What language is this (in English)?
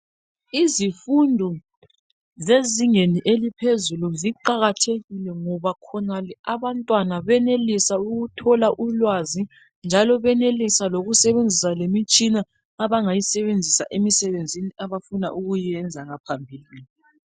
North Ndebele